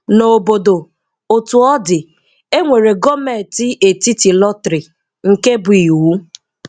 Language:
Igbo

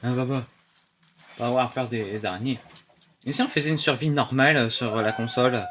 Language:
French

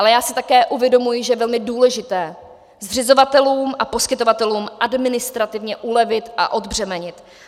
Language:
Czech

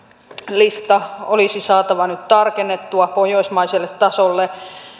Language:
Finnish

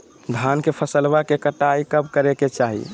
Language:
Magahi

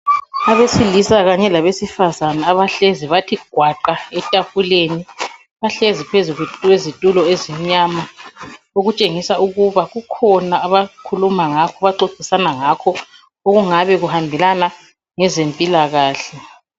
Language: North Ndebele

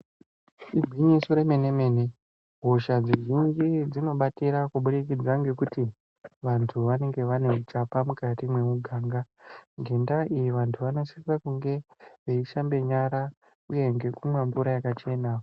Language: Ndau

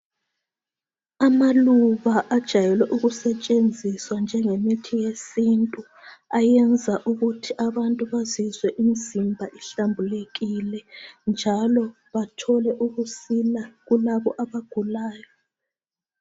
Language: North Ndebele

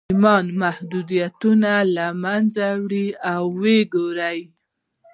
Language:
Pashto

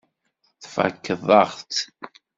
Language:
Kabyle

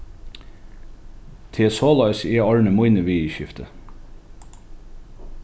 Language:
Faroese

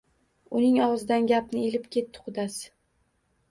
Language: Uzbek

